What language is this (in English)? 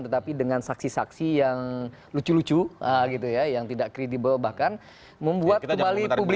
Indonesian